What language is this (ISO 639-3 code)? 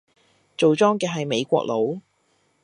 yue